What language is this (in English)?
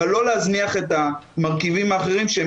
Hebrew